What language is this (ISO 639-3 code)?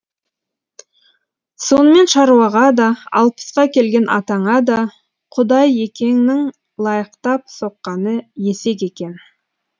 kaz